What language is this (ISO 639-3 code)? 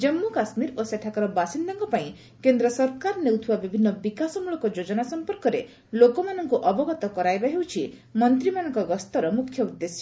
ori